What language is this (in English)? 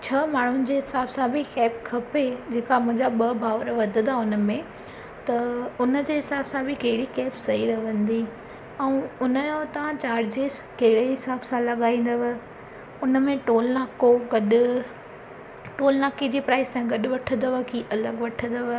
Sindhi